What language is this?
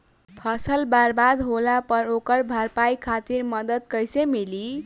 Bhojpuri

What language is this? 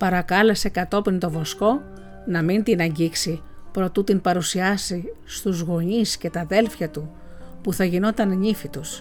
Greek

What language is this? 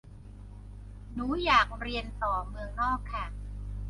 Thai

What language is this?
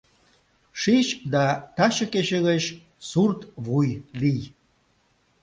Mari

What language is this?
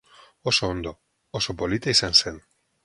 Basque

